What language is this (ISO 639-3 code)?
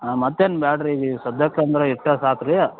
kan